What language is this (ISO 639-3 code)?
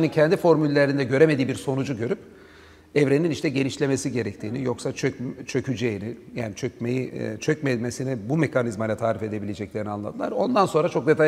tur